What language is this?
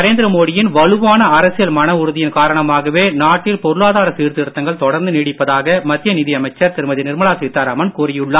Tamil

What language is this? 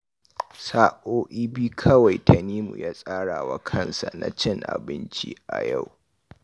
Hausa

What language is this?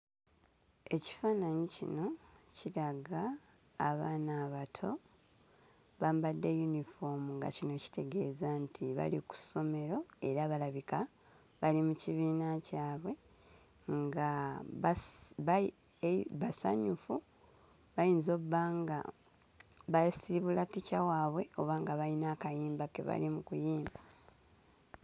Ganda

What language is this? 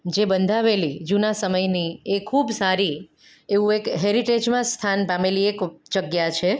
Gujarati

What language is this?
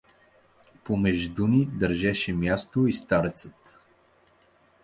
Bulgarian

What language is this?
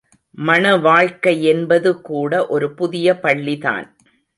Tamil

